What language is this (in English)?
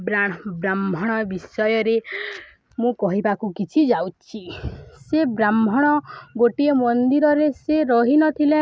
Odia